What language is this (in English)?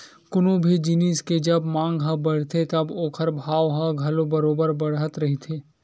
Chhattisgarhi